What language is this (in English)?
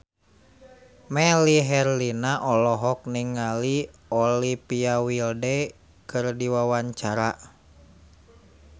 Sundanese